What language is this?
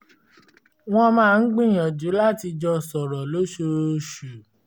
Yoruba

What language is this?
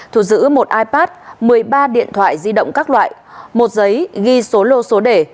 Vietnamese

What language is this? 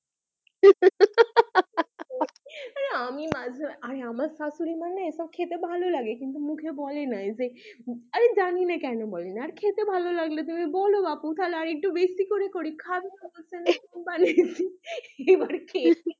Bangla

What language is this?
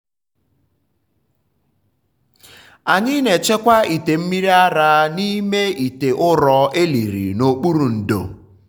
Igbo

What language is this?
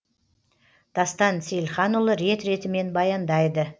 Kazakh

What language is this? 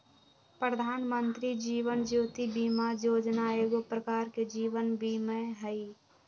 Magahi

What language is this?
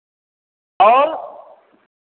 Hindi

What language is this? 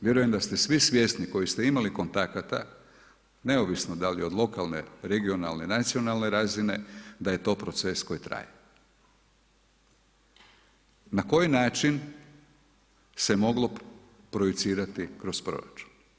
Croatian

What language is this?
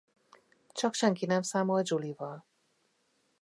Hungarian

